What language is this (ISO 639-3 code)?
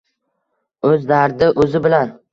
uzb